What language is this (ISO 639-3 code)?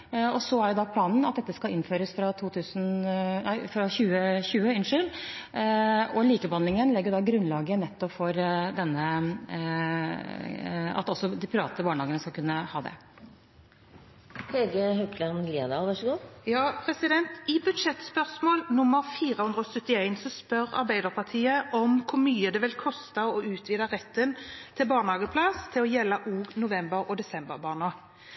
nor